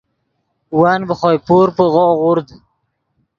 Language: Yidgha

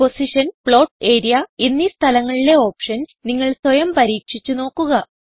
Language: Malayalam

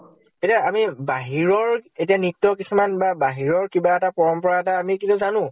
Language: Assamese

